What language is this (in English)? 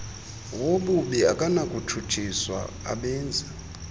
Xhosa